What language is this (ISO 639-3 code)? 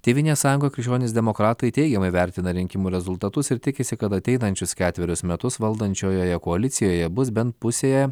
lit